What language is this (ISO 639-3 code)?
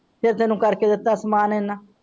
pan